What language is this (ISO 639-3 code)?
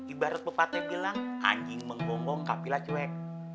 ind